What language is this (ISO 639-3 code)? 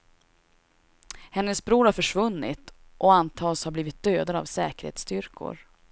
swe